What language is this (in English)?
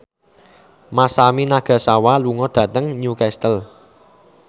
Javanese